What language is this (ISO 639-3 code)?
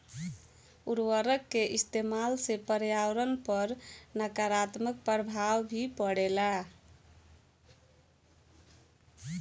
bho